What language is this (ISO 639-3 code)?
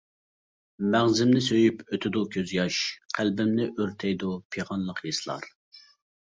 uig